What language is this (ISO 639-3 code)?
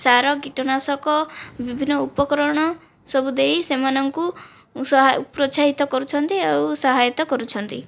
ori